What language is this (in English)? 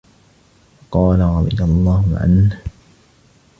Arabic